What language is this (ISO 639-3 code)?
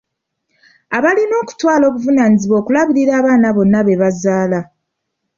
lug